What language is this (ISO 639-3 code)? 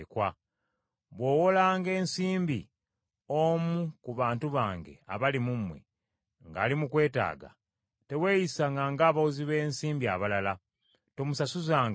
lug